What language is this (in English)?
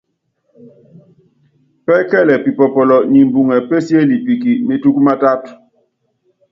Yangben